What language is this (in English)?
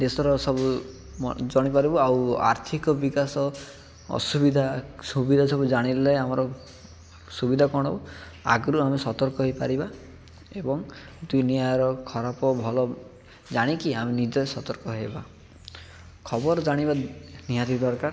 Odia